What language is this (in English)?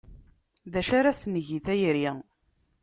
Kabyle